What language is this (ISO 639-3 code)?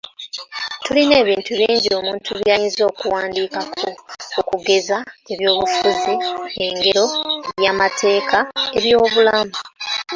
lug